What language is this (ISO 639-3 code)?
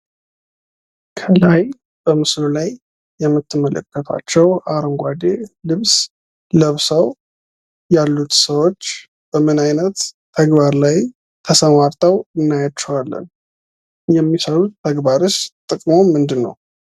amh